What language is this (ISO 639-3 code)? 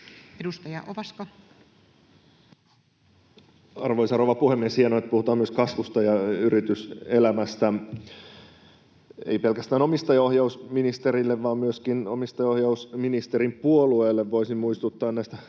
fin